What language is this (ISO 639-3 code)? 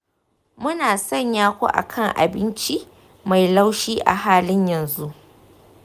hau